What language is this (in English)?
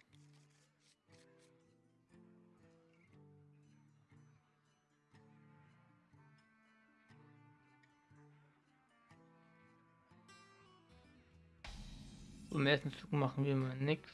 German